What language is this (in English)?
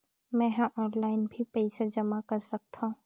Chhattisgarhi